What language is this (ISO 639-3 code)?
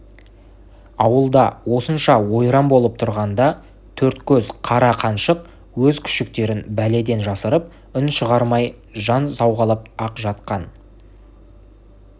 kaz